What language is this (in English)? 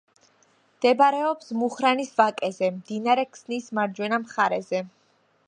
Georgian